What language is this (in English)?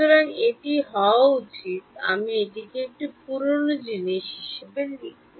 Bangla